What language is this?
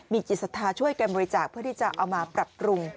Thai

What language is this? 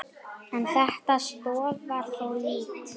Icelandic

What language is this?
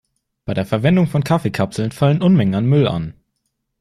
German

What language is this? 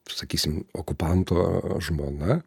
Lithuanian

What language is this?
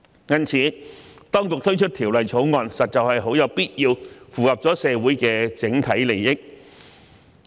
Cantonese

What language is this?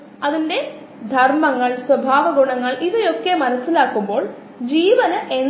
Malayalam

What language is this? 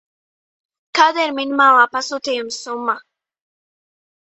Latvian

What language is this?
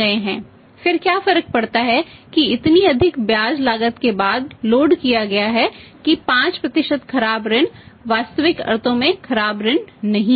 Hindi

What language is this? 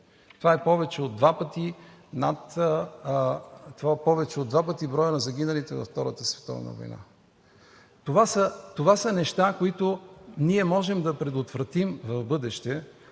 Bulgarian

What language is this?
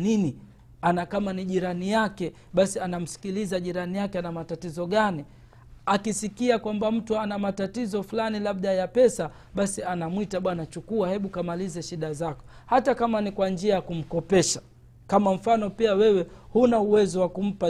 Swahili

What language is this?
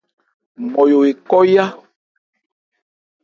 Ebrié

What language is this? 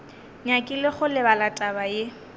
Northern Sotho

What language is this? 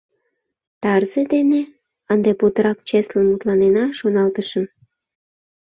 Mari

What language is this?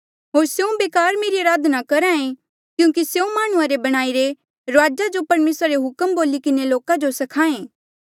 Mandeali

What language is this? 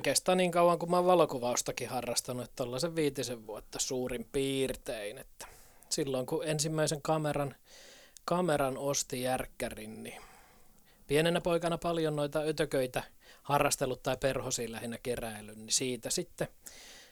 Finnish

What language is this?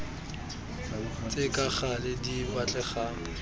Tswana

